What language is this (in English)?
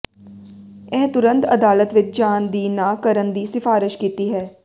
Punjabi